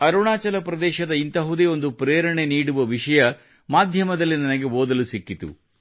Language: Kannada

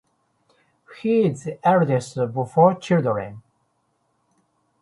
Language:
English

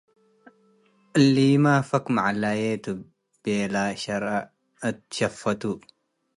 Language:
Tigre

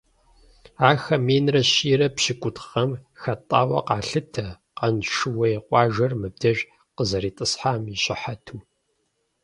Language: Kabardian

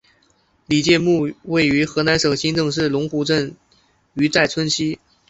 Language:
Chinese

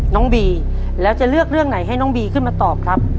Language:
Thai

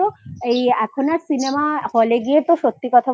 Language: Bangla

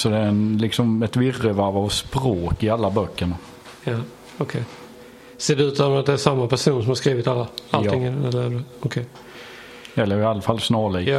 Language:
Swedish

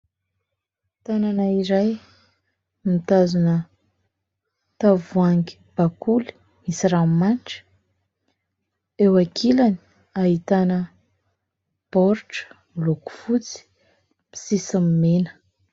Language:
Malagasy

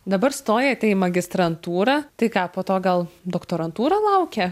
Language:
Lithuanian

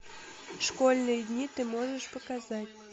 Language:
Russian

